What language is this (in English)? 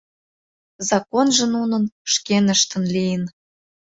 Mari